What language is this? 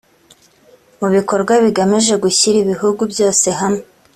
Kinyarwanda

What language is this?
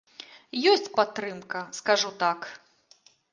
Belarusian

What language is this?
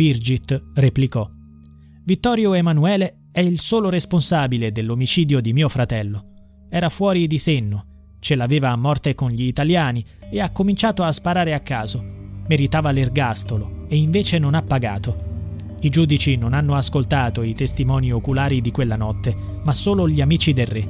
Italian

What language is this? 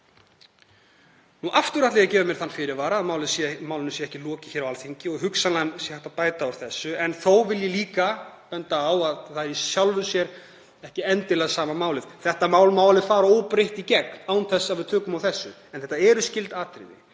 Icelandic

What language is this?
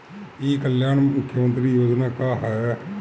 Bhojpuri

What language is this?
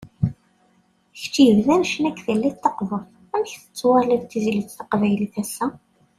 Kabyle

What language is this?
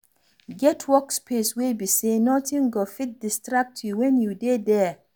Nigerian Pidgin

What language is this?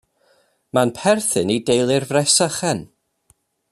Welsh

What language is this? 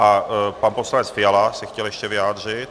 Czech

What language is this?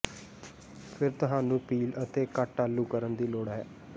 Punjabi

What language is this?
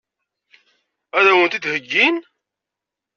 Kabyle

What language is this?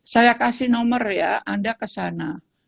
Indonesian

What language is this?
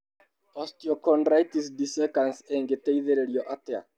Kikuyu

